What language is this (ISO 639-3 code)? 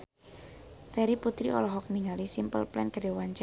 sun